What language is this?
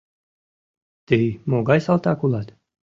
Mari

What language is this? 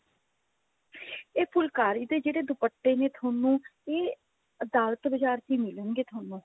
Punjabi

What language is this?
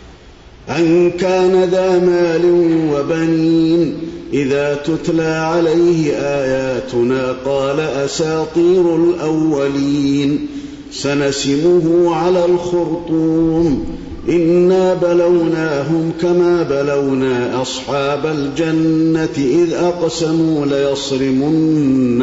Arabic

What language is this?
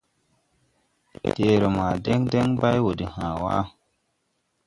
Tupuri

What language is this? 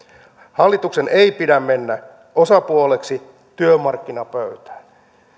Finnish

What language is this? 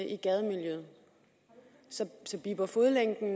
Danish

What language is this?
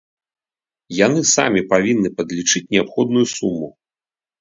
Belarusian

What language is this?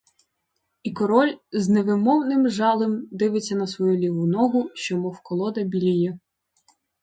Ukrainian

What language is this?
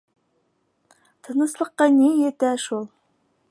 Bashkir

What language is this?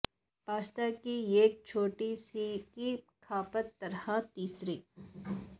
Urdu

